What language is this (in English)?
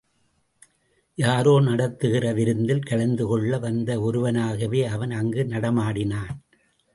Tamil